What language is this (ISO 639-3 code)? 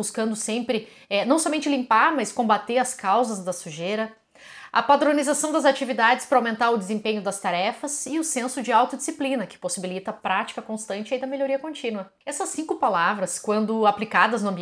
por